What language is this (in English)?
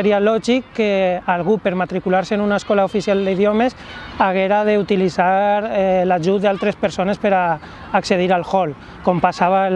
Catalan